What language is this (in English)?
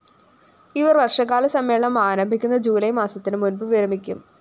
Malayalam